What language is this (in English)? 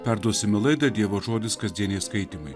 Lithuanian